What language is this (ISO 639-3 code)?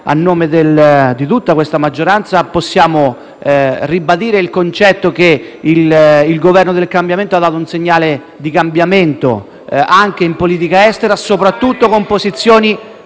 ita